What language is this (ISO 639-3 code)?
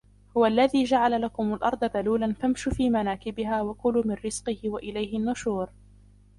ara